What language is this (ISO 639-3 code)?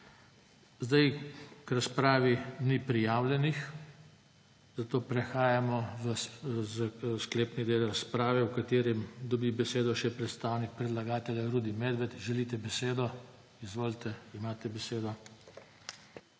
slv